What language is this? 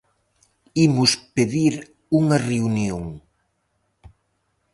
Galician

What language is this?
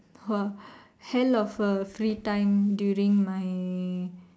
English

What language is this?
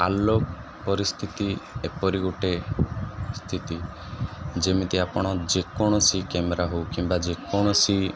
Odia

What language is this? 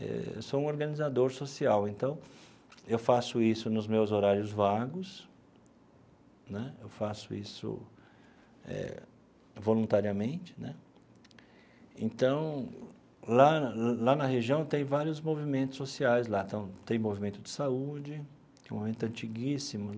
Portuguese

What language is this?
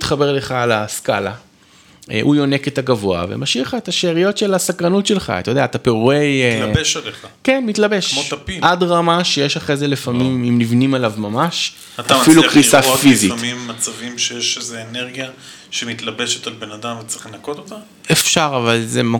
Hebrew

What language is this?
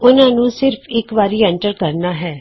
Punjabi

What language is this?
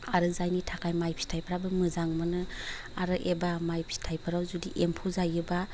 Bodo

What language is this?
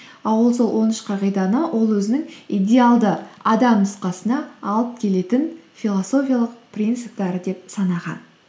Kazakh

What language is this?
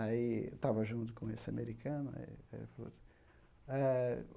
Portuguese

